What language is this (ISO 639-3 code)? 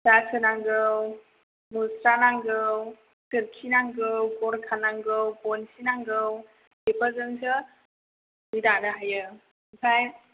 brx